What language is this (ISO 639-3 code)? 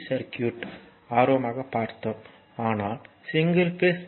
tam